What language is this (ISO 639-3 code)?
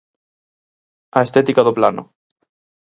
glg